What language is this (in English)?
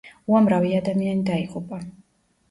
Georgian